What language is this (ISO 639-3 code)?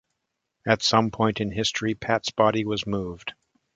eng